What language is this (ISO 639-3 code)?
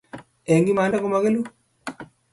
kln